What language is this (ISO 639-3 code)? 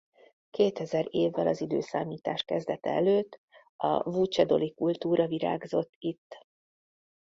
hun